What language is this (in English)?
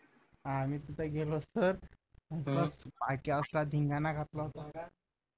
Marathi